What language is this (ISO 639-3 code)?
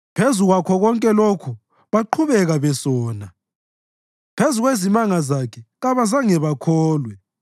nde